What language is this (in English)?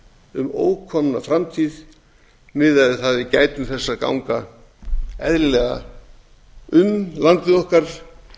Icelandic